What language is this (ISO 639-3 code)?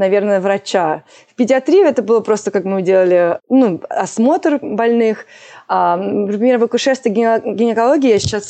rus